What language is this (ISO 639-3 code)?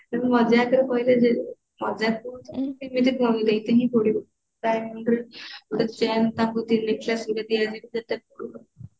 ori